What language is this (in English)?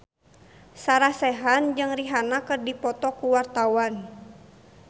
Sundanese